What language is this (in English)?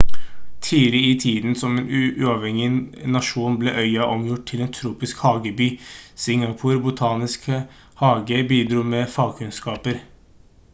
Norwegian Bokmål